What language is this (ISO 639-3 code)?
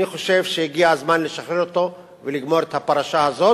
heb